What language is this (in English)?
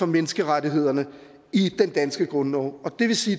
Danish